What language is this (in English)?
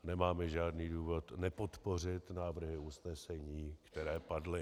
Czech